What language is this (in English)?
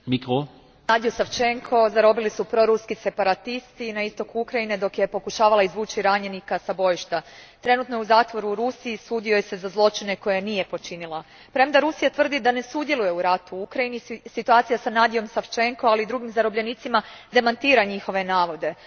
Croatian